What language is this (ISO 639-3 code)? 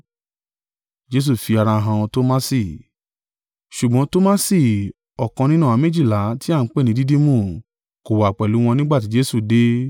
yor